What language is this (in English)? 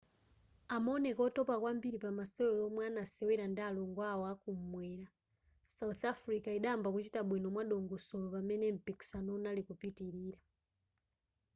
Nyanja